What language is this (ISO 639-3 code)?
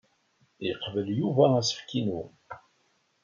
kab